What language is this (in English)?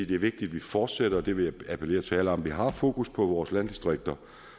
Danish